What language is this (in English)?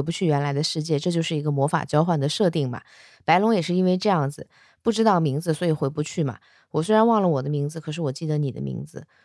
Chinese